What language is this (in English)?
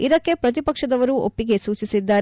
Kannada